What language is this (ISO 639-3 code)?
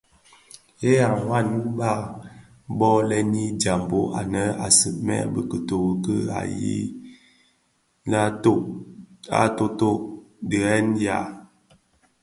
ksf